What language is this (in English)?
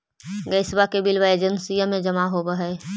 Magahi